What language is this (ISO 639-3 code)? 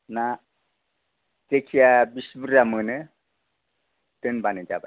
brx